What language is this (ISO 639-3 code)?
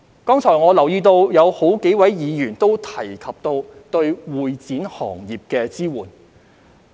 yue